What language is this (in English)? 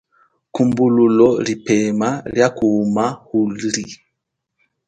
Chokwe